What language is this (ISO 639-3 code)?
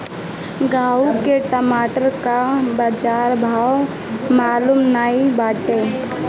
bho